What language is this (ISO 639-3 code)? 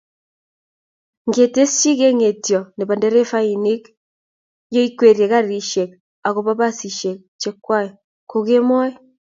kln